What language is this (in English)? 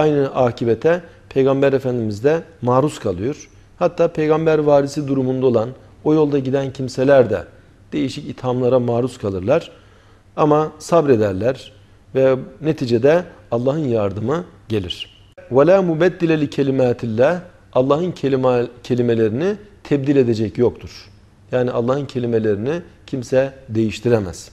Turkish